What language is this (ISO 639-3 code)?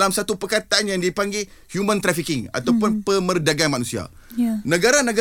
msa